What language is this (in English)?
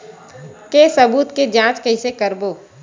Chhattisgarhi